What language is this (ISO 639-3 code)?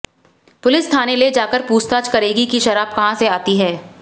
hin